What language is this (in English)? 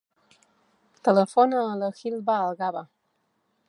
Catalan